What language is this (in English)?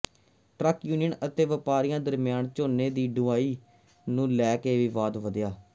Punjabi